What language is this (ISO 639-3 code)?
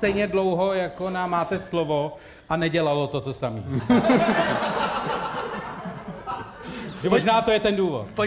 ces